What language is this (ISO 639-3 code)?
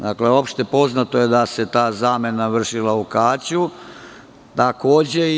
srp